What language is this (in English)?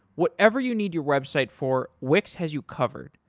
English